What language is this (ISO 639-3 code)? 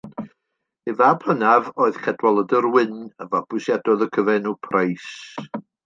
cym